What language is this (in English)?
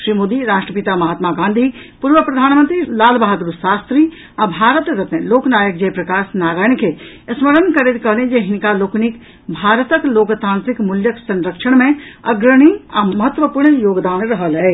Maithili